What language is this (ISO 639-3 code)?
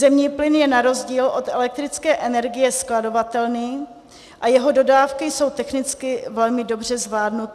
ces